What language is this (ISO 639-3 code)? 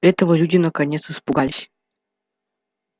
rus